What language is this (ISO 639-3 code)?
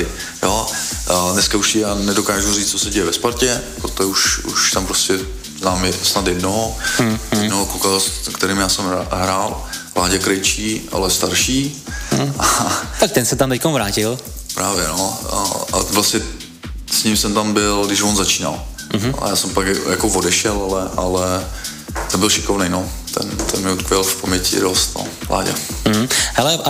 ces